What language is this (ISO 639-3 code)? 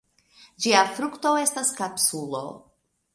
epo